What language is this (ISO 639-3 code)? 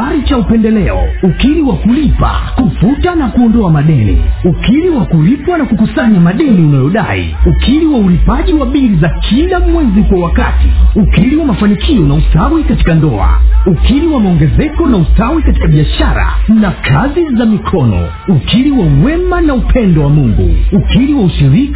swa